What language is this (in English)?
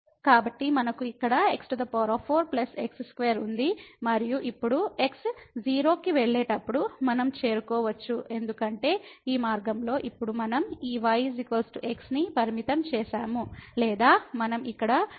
Telugu